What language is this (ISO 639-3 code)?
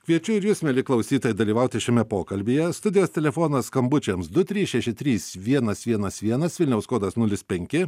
lit